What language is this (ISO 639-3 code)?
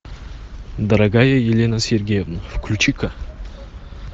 rus